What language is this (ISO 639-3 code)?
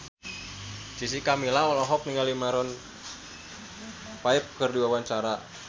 sun